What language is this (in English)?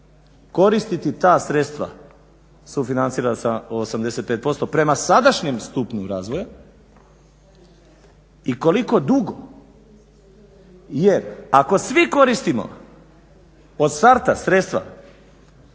Croatian